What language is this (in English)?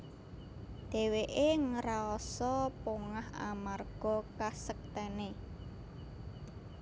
Javanese